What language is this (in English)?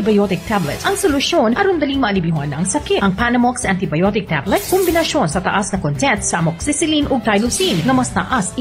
Filipino